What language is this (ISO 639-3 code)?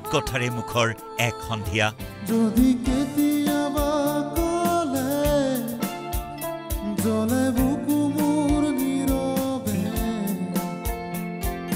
hin